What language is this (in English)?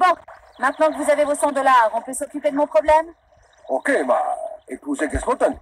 French